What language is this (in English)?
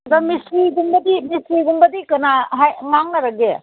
Manipuri